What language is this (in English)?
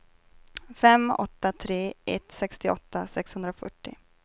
Swedish